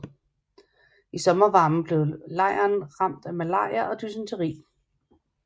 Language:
Danish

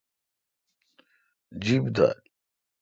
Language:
Kalkoti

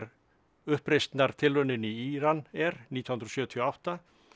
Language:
Icelandic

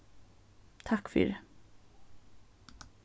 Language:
Faroese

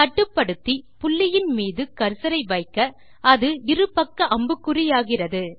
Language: Tamil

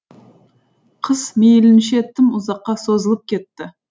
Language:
Kazakh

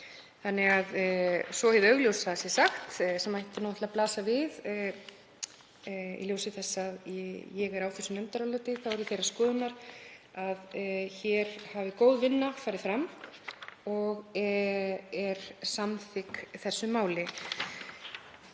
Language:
Icelandic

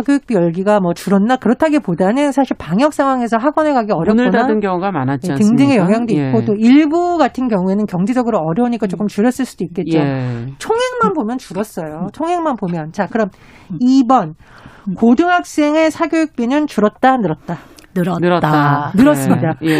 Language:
Korean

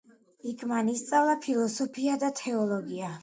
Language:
Georgian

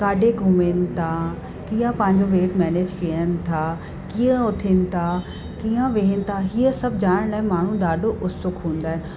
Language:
Sindhi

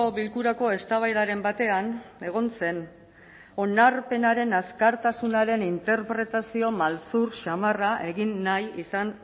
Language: Basque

